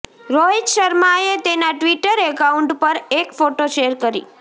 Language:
Gujarati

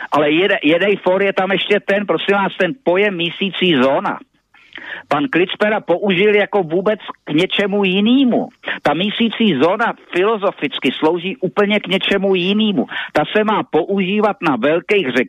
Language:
Czech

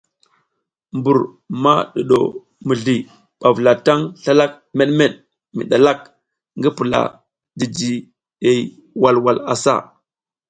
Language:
South Giziga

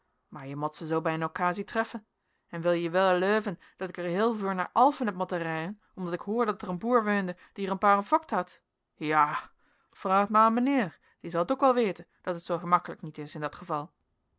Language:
Dutch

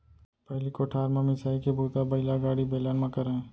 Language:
Chhattisgarhi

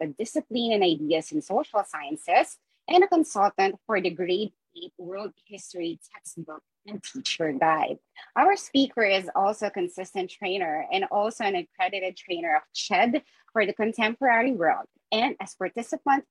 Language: Filipino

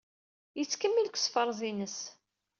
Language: Kabyle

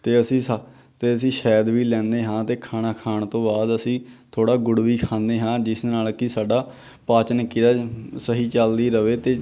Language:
Punjabi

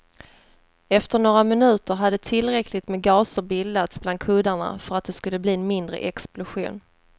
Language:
Swedish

